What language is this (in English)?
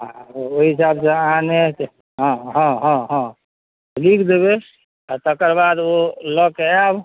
Maithili